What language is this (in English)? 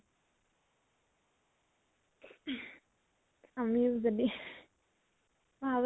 Assamese